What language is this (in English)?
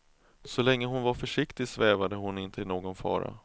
Swedish